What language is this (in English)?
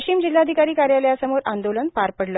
Marathi